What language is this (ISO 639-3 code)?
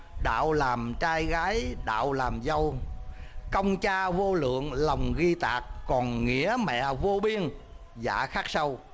vie